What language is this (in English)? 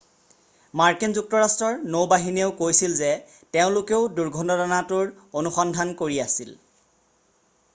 Assamese